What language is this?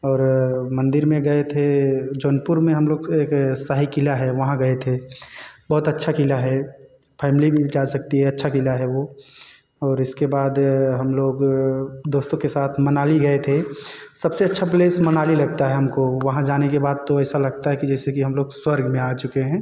Hindi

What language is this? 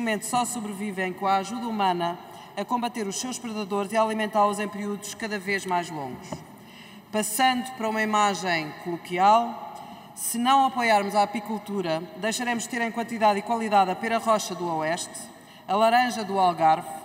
Portuguese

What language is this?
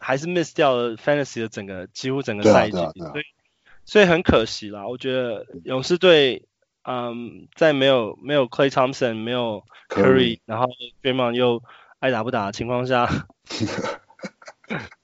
Chinese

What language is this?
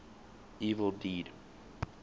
English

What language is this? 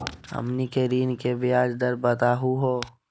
Magahi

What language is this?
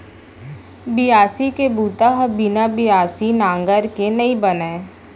Chhattisgarhi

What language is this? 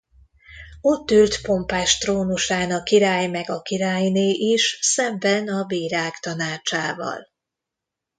Hungarian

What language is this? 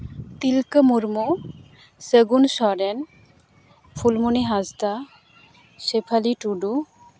Santali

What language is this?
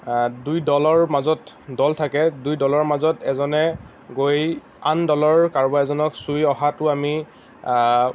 Assamese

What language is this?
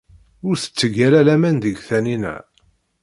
Kabyle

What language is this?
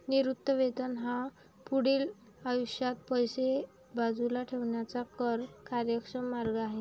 Marathi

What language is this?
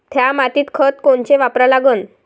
Marathi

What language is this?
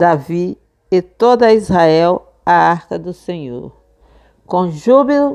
Portuguese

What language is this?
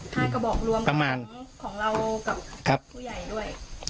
Thai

